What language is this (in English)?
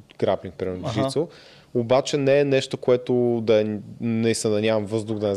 Bulgarian